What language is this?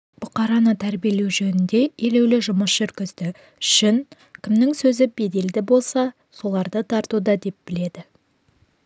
Kazakh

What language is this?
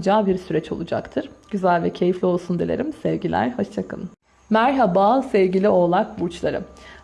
Turkish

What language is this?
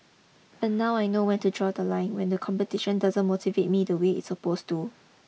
English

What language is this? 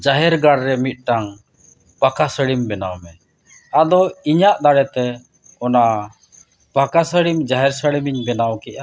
Santali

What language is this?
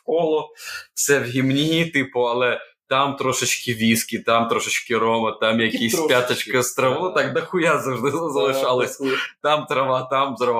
Ukrainian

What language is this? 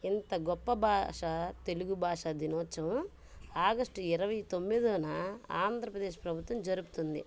Telugu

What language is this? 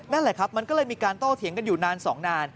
Thai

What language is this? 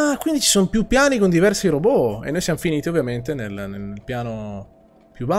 Italian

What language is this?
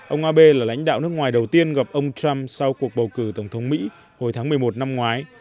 Vietnamese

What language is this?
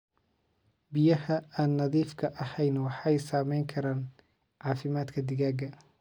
Somali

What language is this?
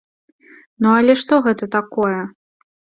Belarusian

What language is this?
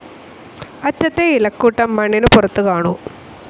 Malayalam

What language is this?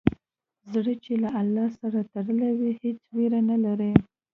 Pashto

